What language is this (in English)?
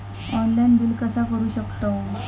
Marathi